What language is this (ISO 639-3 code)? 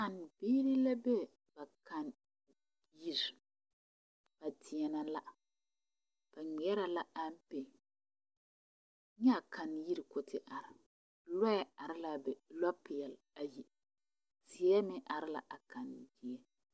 dga